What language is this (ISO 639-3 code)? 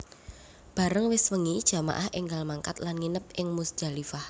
jav